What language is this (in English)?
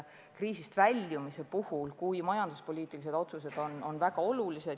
Estonian